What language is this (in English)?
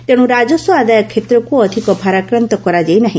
Odia